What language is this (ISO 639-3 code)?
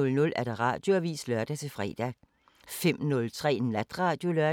dan